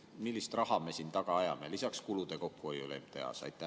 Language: Estonian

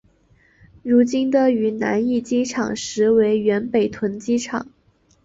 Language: Chinese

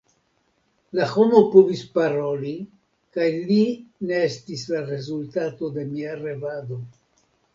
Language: Esperanto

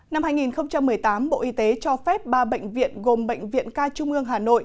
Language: Vietnamese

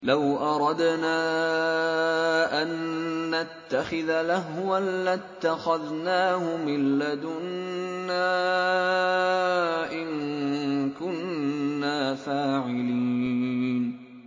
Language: Arabic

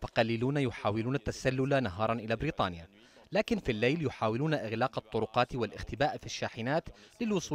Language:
Arabic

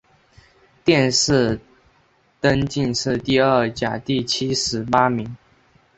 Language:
Chinese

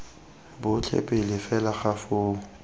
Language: Tswana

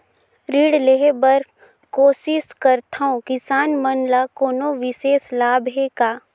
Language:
Chhattisgarhi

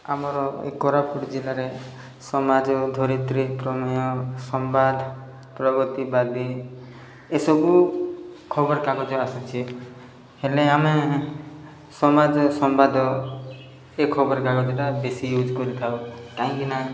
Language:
Odia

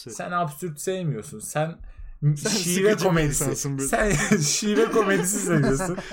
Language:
Turkish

